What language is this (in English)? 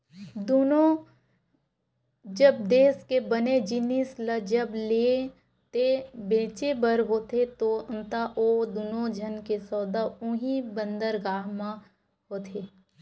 Chhattisgarhi